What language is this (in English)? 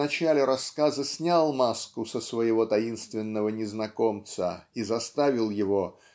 Russian